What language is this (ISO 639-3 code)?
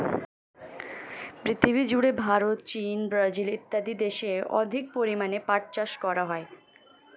ben